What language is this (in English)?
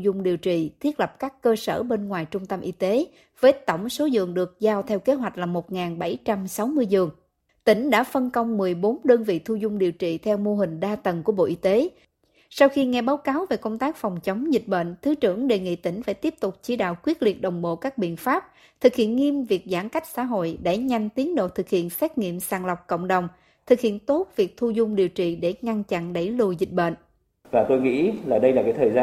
Vietnamese